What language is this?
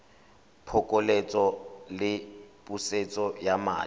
Tswana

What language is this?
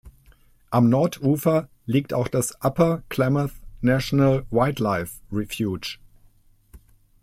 German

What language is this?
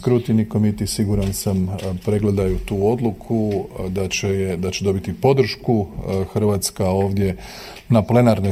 Croatian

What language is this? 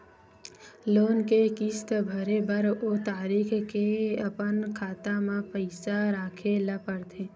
Chhattisgarhi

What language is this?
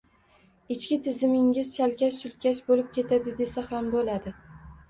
Uzbek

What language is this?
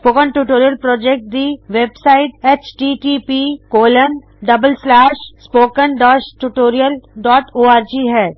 Punjabi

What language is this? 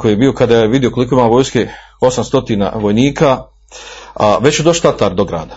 Croatian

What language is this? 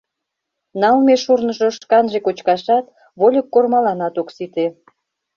Mari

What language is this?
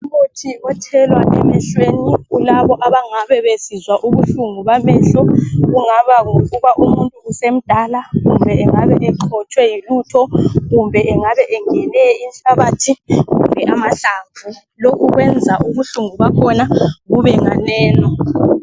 North Ndebele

